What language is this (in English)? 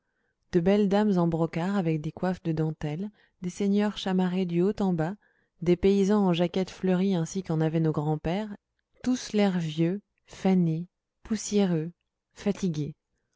French